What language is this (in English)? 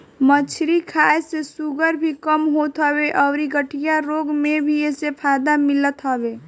Bhojpuri